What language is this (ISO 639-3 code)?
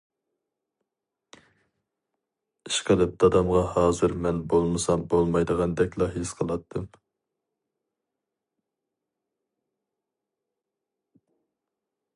uig